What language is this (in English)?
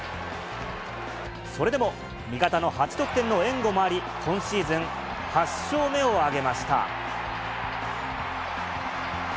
Japanese